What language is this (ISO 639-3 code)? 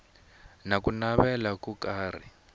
tso